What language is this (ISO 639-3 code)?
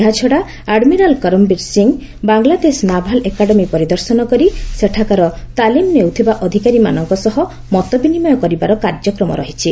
ori